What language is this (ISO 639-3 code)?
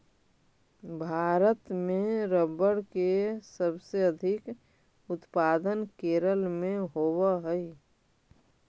mag